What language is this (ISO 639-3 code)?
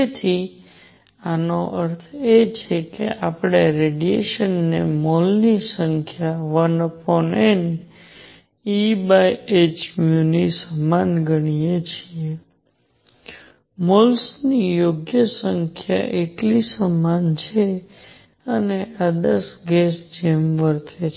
guj